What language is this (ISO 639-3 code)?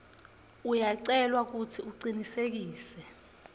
ssw